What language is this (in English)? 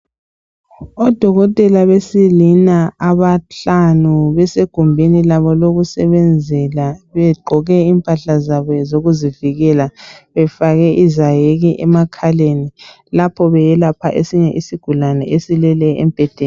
North Ndebele